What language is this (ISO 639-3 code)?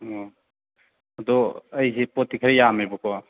mni